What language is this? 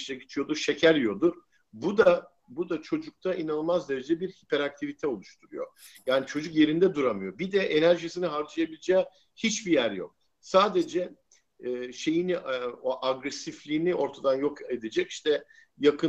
Turkish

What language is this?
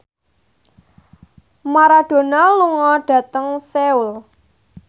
Javanese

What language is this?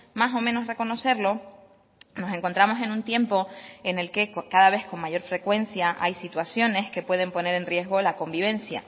Spanish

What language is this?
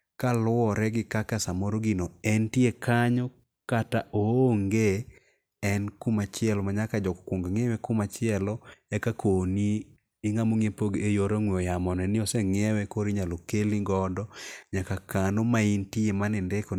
Luo (Kenya and Tanzania)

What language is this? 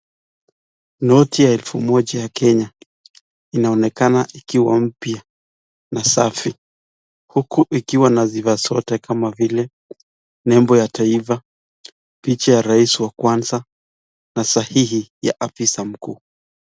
Swahili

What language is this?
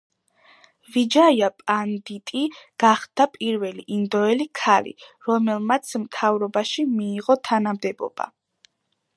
Georgian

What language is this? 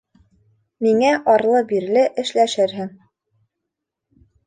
Bashkir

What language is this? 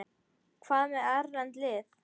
Icelandic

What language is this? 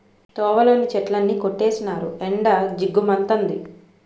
Telugu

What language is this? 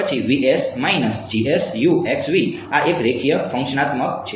Gujarati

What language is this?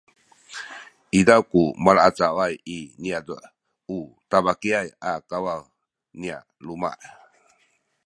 Sakizaya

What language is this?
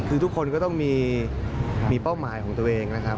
Thai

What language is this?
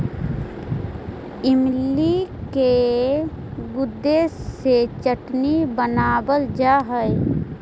Magahi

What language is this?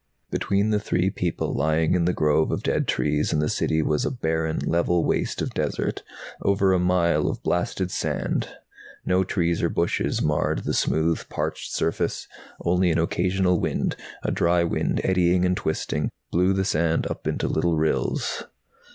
English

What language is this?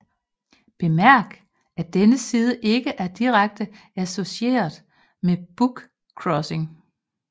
Danish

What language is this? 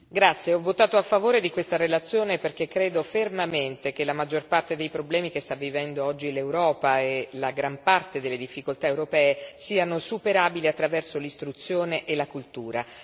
Italian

